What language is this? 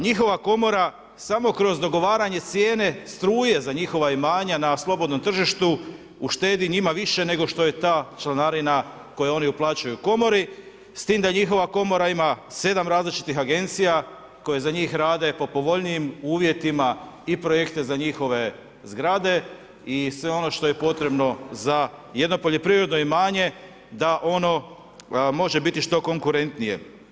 Croatian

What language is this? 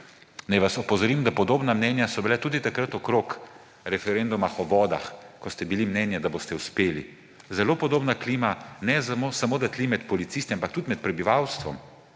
Slovenian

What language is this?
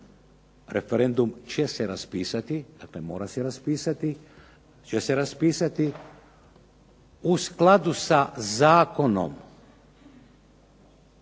Croatian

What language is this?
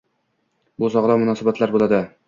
Uzbek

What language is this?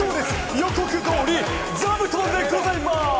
Japanese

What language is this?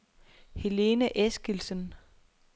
Danish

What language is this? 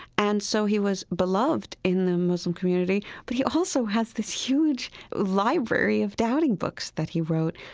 English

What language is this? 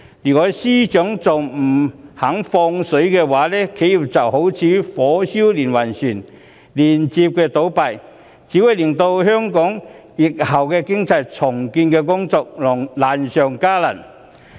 Cantonese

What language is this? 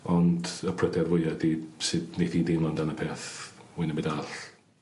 Welsh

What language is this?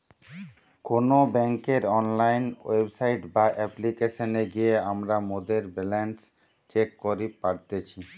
Bangla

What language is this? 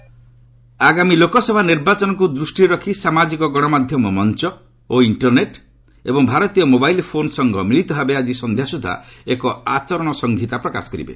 Odia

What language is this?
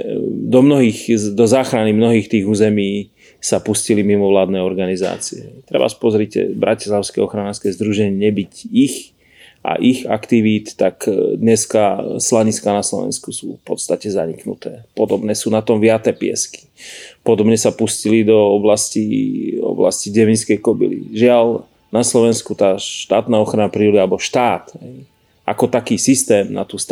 Slovak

